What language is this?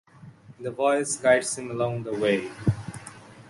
English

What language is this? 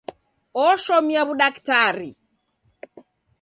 Taita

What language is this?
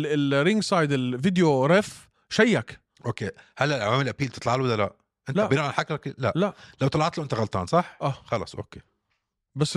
Arabic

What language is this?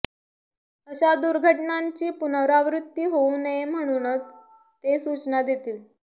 Marathi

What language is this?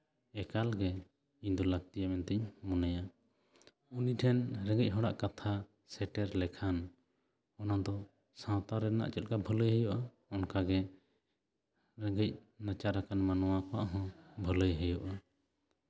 Santali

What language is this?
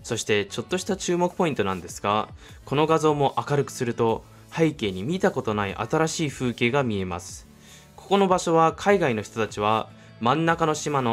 Japanese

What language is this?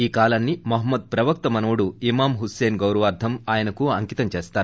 Telugu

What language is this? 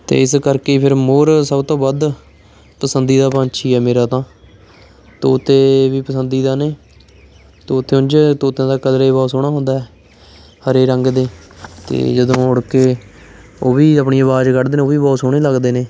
Punjabi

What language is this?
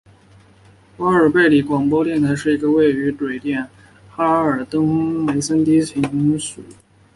Chinese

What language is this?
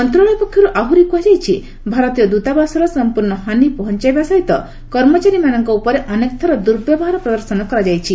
Odia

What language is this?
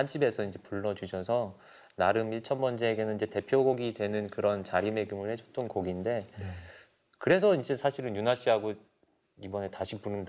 Korean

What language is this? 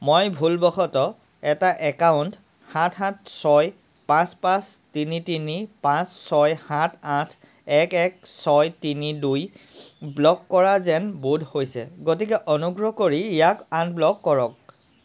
Assamese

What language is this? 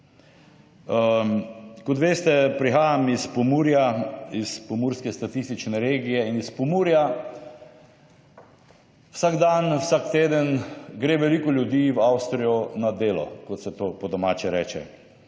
Slovenian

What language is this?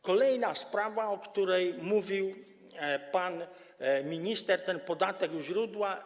Polish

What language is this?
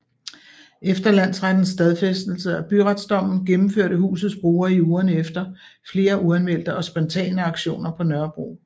Danish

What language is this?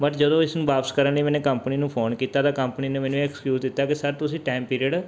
Punjabi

